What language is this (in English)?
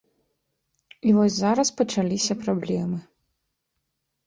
Belarusian